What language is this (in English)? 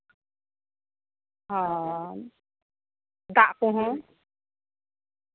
Santali